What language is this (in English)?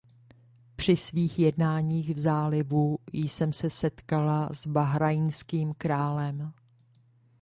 Czech